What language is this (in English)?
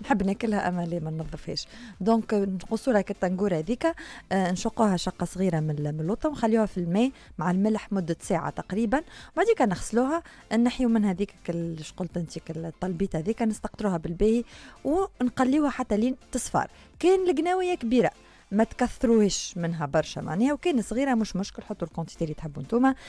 Arabic